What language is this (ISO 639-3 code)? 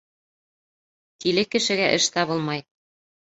bak